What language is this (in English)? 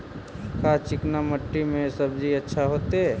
Magahi